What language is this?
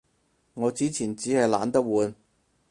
Cantonese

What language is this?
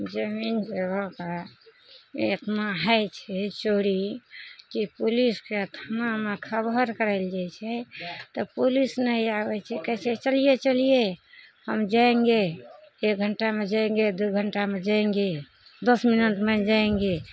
Maithili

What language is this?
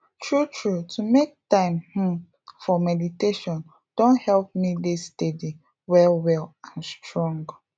Nigerian Pidgin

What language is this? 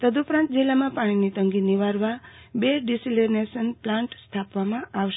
Gujarati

